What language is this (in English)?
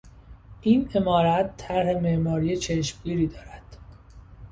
Persian